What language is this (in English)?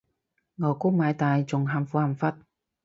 Cantonese